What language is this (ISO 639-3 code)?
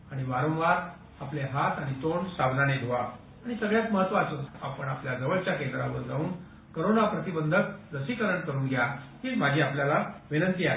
mar